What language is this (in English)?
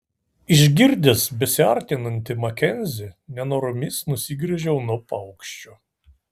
Lithuanian